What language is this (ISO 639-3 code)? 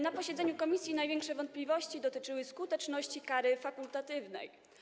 pol